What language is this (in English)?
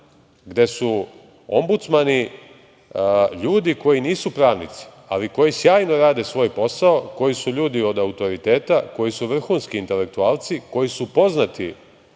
Serbian